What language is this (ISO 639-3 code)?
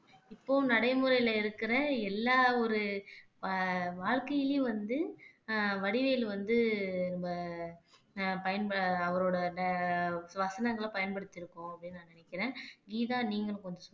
tam